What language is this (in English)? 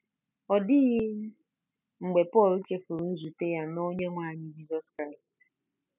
Igbo